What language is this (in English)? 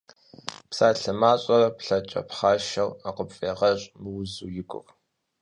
Kabardian